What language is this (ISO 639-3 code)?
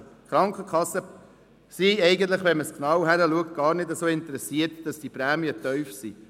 gsw